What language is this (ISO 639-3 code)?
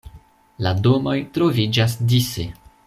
epo